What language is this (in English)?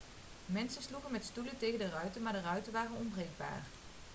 Dutch